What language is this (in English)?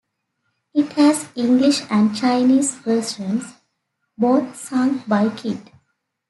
English